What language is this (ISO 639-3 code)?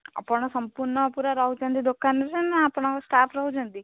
ori